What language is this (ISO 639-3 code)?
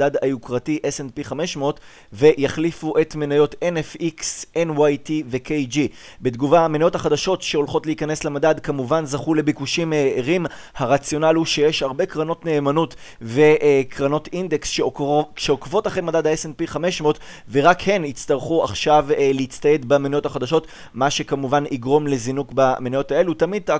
heb